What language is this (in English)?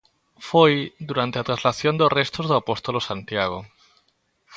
Galician